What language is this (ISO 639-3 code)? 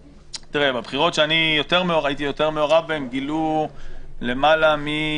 heb